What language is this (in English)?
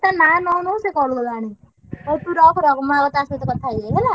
Odia